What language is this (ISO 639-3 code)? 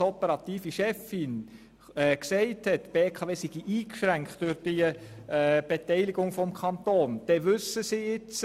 gsw